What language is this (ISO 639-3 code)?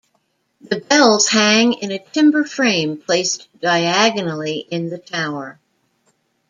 eng